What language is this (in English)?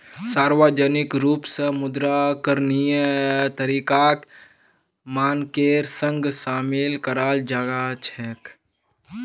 Magahi